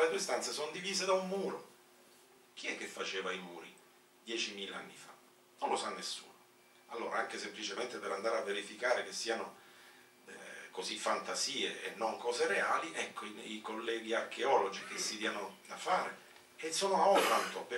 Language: Italian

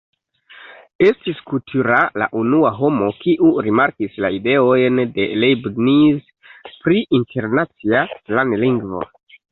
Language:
Esperanto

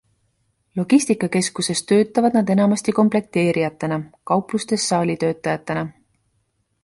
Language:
Estonian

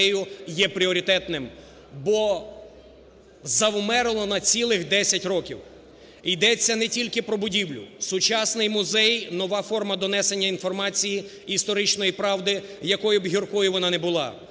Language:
Ukrainian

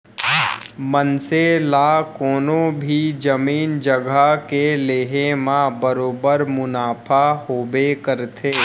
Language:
Chhattisgarhi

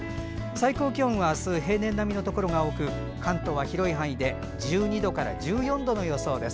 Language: Japanese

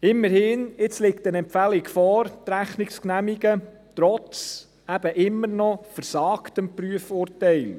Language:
Swiss German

